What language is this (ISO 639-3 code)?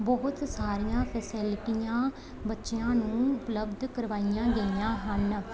pan